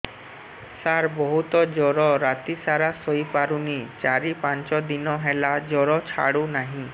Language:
Odia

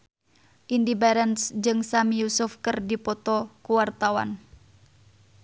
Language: Sundanese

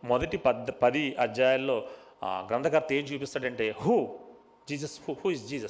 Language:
Telugu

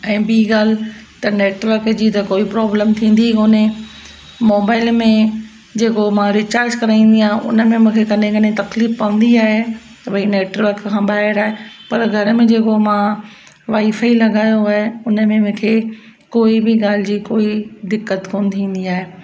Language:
Sindhi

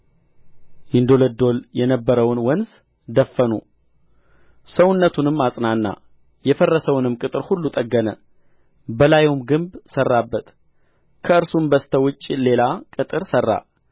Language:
Amharic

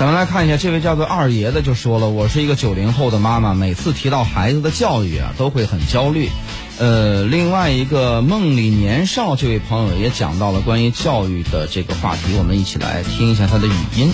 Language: Chinese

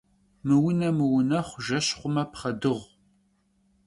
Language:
Kabardian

